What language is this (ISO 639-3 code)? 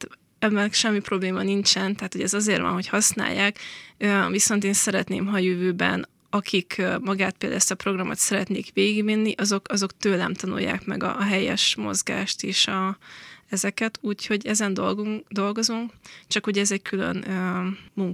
hun